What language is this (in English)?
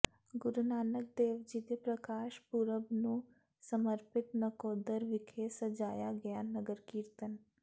Punjabi